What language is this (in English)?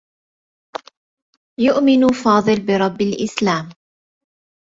Arabic